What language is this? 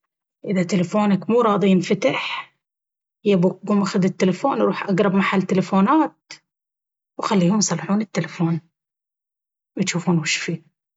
Baharna Arabic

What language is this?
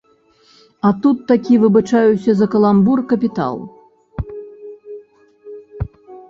Belarusian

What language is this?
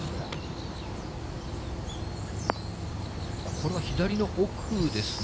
Japanese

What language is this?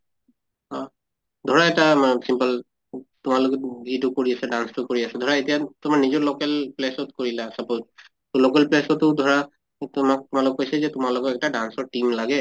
Assamese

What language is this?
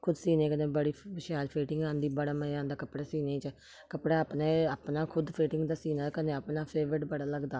Dogri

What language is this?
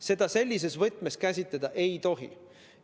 Estonian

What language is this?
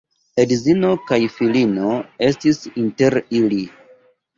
Esperanto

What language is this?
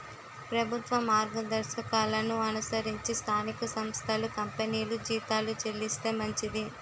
Telugu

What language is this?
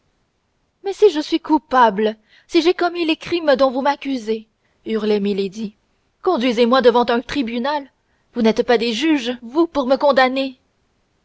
French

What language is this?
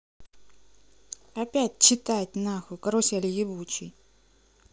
Russian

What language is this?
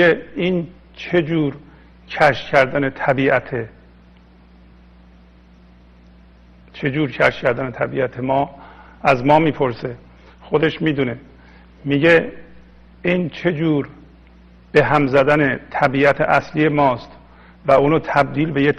Persian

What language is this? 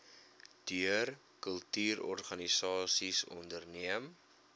Afrikaans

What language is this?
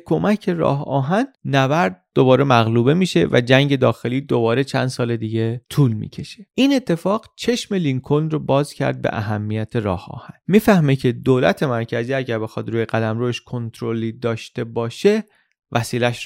Persian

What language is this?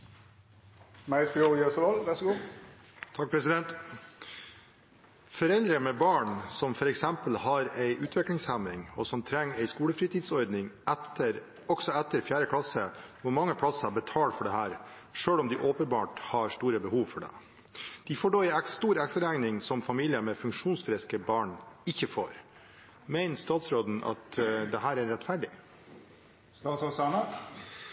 Norwegian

